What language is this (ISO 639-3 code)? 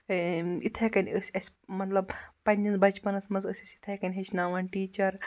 kas